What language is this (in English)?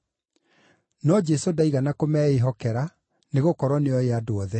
Kikuyu